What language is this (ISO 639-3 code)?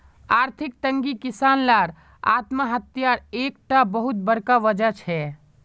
mag